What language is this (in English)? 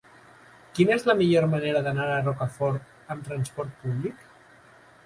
Catalan